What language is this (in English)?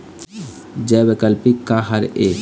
Chhattisgarhi